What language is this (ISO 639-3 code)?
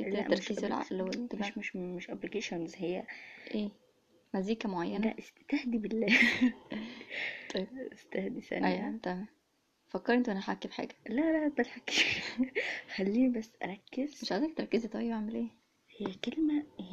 ara